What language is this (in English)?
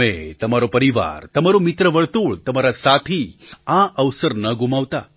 Gujarati